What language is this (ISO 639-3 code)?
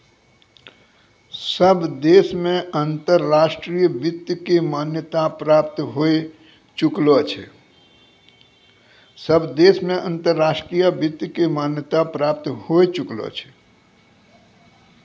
mai